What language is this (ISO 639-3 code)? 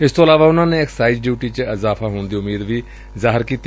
pan